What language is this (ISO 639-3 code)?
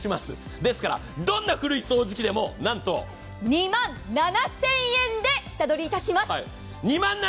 jpn